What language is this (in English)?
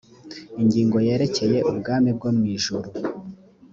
Kinyarwanda